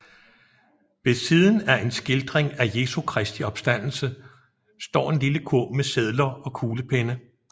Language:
Danish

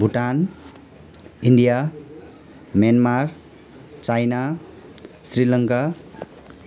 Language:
Nepali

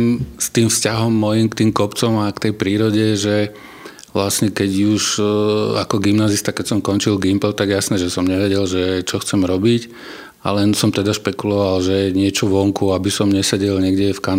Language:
Slovak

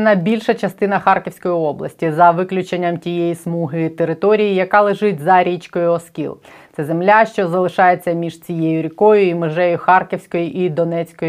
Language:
Ukrainian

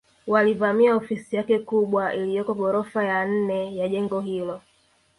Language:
Swahili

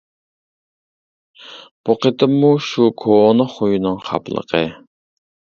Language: Uyghur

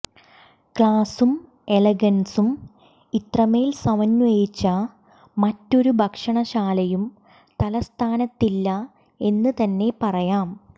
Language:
Malayalam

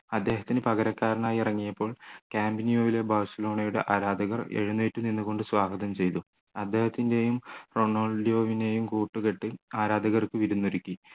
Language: Malayalam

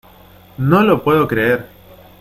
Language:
Spanish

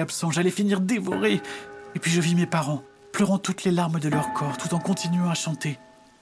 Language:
French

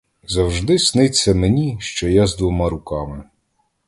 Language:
Ukrainian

